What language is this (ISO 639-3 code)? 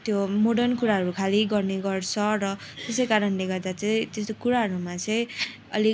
nep